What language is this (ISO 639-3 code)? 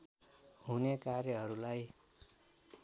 nep